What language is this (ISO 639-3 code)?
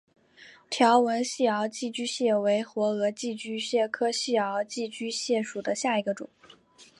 zho